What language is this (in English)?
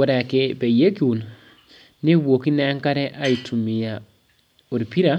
Masai